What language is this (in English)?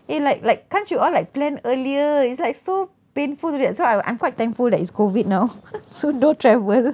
English